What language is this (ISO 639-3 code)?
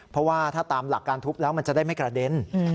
tha